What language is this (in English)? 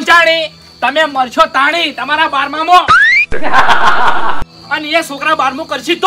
Gujarati